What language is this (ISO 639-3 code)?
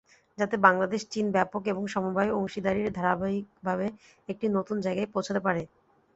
ben